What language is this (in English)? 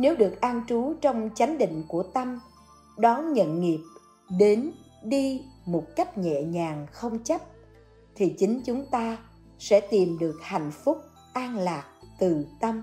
Vietnamese